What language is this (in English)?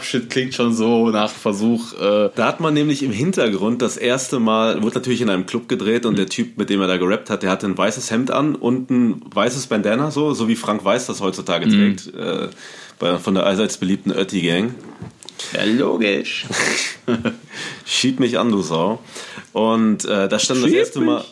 German